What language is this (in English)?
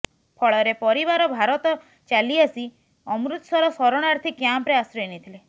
Odia